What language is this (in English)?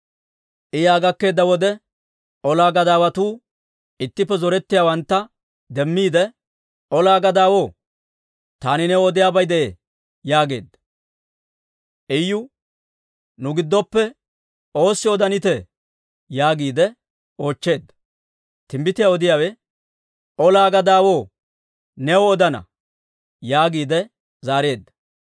Dawro